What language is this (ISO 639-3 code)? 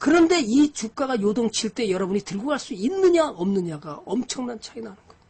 kor